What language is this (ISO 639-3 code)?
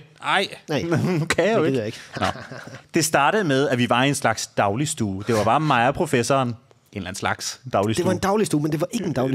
dan